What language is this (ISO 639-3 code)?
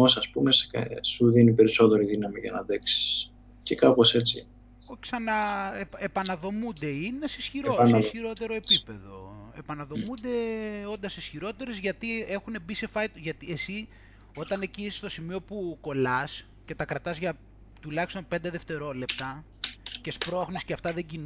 ell